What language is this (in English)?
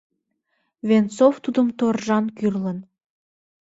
Mari